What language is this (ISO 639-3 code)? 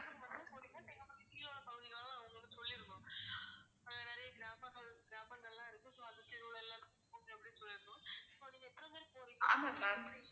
tam